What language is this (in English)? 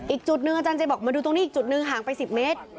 Thai